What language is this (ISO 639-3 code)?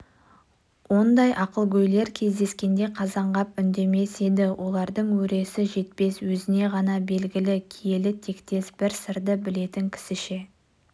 kaz